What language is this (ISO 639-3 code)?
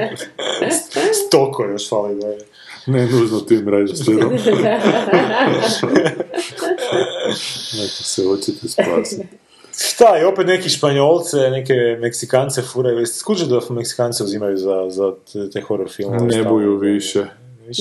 hrv